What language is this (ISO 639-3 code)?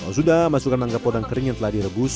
ind